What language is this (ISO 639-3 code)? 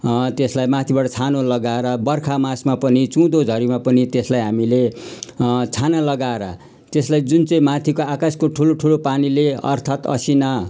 nep